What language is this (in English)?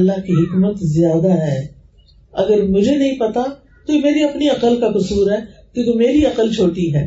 Urdu